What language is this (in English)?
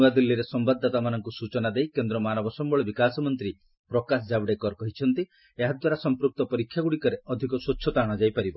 Odia